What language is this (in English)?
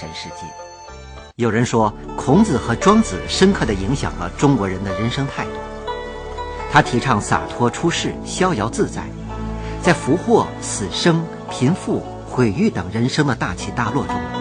Chinese